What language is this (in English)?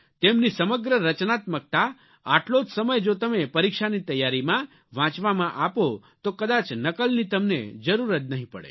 Gujarati